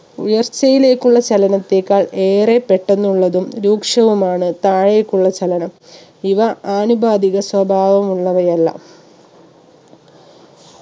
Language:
Malayalam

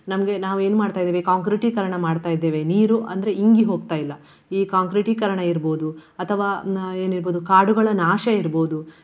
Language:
Kannada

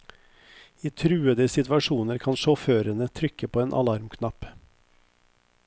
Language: Norwegian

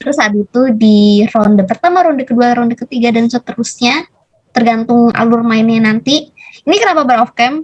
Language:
Indonesian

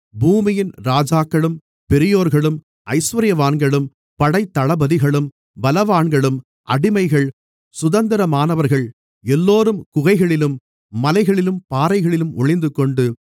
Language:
Tamil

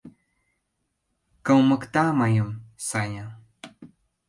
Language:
Mari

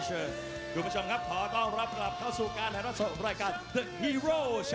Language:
Thai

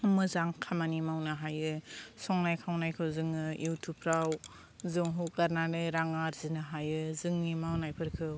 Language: Bodo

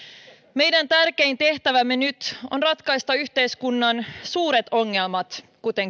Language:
Finnish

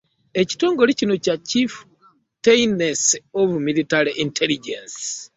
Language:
Ganda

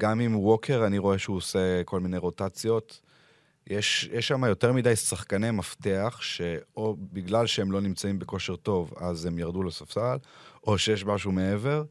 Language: Hebrew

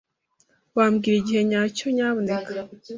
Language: Kinyarwanda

